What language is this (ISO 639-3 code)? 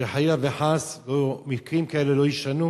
heb